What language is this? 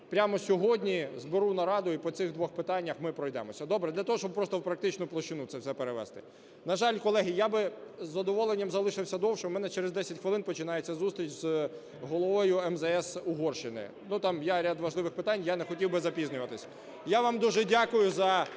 Ukrainian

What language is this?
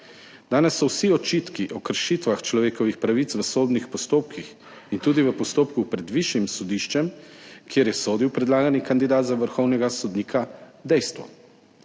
Slovenian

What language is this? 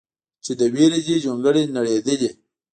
Pashto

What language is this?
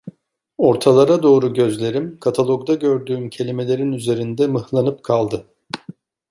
Turkish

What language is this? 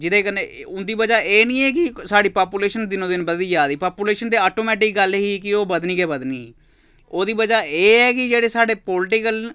Dogri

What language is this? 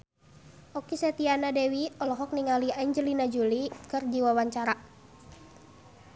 Sundanese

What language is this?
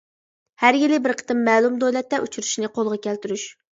Uyghur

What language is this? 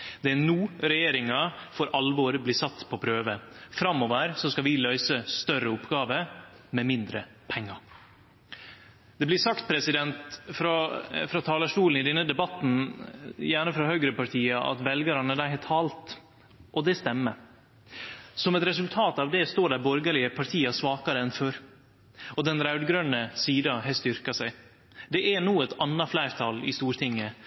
Norwegian Nynorsk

